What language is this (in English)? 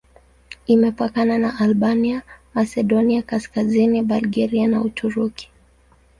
Swahili